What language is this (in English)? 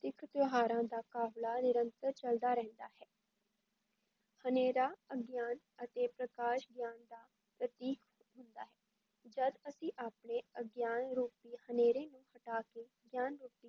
Punjabi